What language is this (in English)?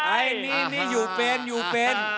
Thai